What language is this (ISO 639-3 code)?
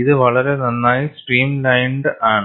mal